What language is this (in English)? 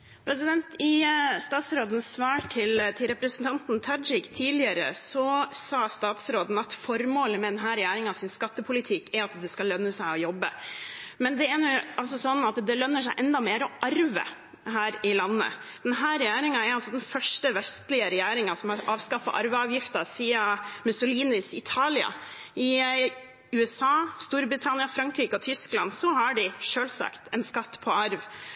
Norwegian